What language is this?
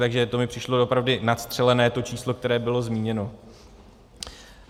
Czech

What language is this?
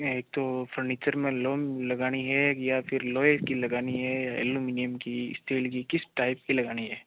Hindi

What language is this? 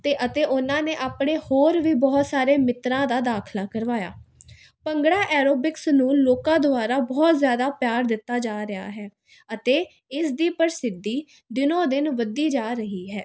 Punjabi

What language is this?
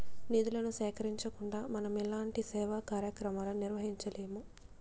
Telugu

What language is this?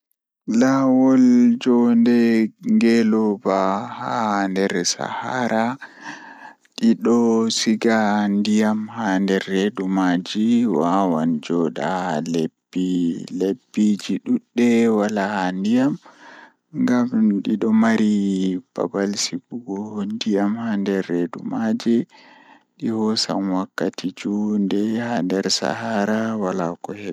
Fula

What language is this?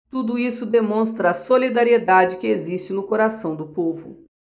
Portuguese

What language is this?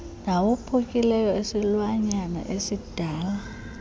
Xhosa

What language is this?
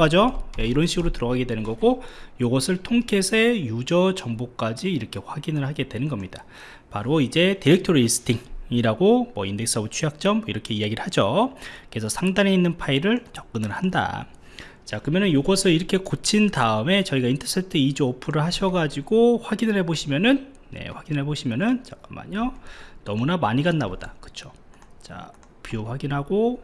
Korean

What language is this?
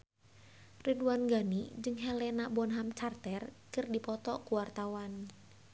Sundanese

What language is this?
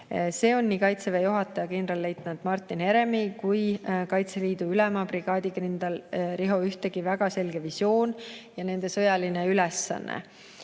Estonian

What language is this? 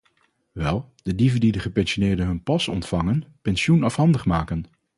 Dutch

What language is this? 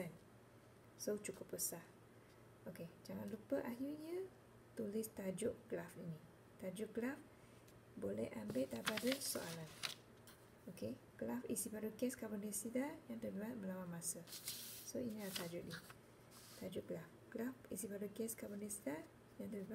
Malay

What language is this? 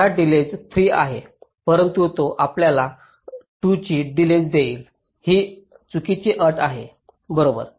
Marathi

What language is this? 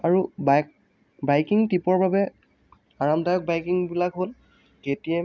Assamese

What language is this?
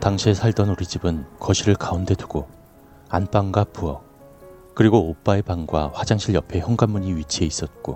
Korean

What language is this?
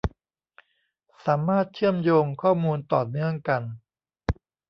Thai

